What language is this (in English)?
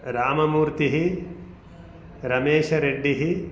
Sanskrit